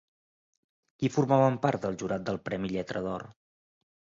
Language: Catalan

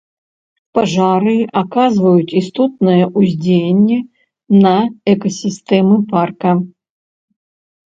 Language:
Belarusian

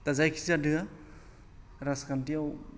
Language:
Bodo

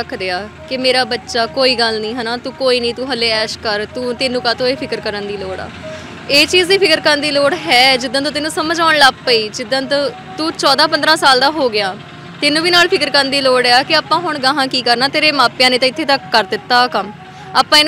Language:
Punjabi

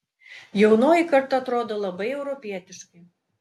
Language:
Lithuanian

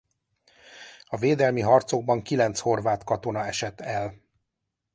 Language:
Hungarian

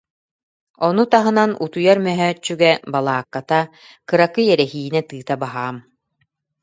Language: Yakut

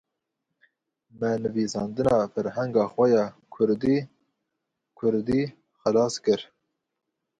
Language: Kurdish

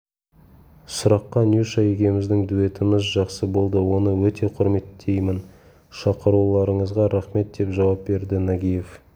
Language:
Kazakh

